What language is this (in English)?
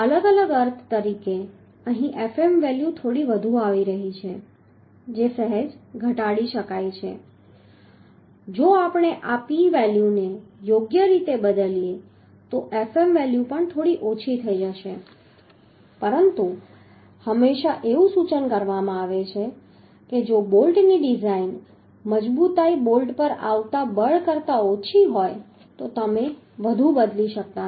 Gujarati